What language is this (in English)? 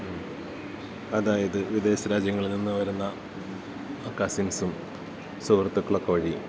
Malayalam